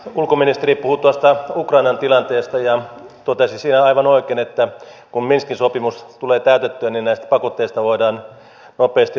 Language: Finnish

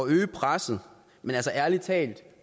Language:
Danish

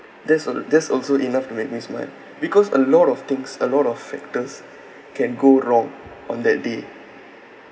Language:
English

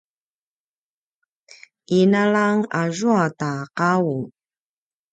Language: Paiwan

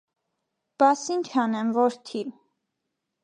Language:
Armenian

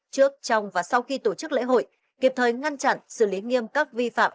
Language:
Vietnamese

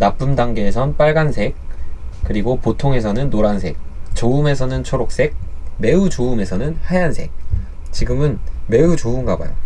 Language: Korean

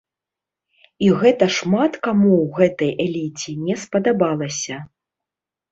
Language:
Belarusian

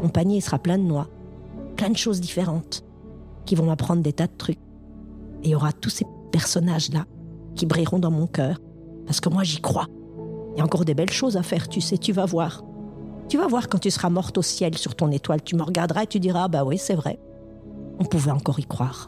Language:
French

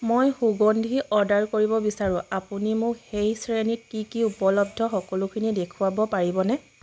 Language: Assamese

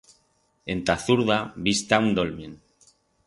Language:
Aragonese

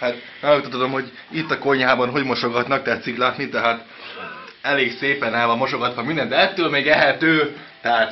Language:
Hungarian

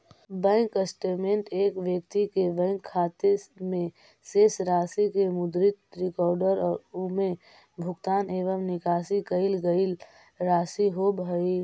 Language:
Magahi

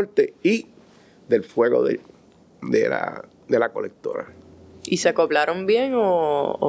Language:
Spanish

